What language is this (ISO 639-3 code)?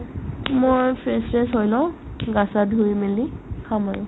asm